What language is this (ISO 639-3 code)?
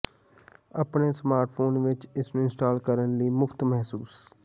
pan